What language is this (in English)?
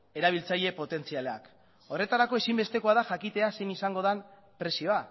Basque